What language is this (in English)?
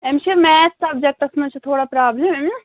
Kashmiri